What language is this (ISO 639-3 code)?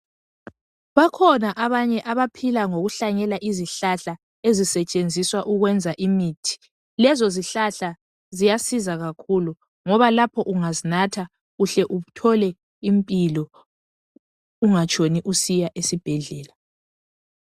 nde